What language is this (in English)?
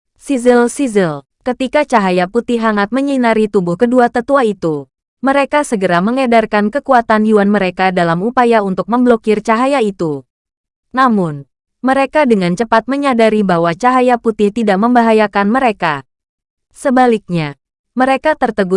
Indonesian